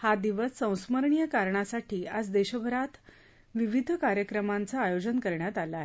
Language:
Marathi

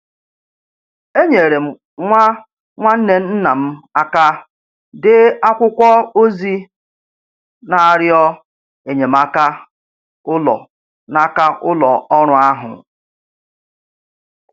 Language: Igbo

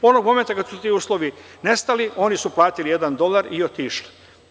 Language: Serbian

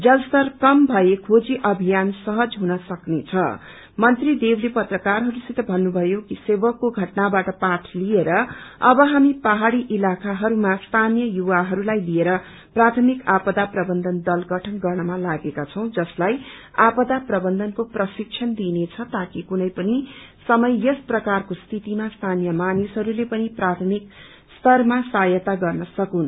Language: Nepali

